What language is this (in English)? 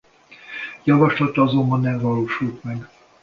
Hungarian